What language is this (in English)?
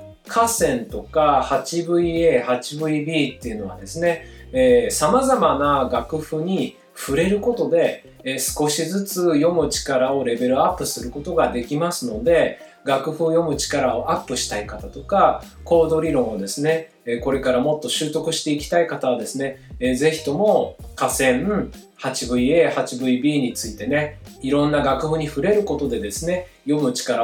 Japanese